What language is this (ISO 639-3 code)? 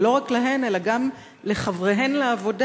heb